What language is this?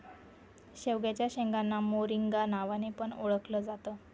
Marathi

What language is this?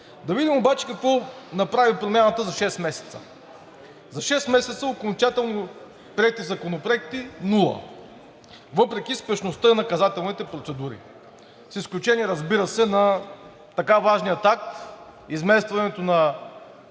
Bulgarian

